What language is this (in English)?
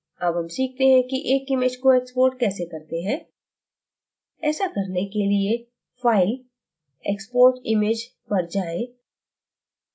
Hindi